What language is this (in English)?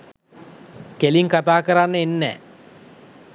Sinhala